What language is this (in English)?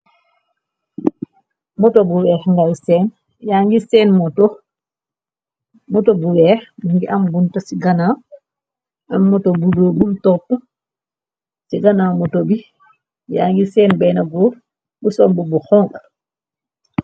Wolof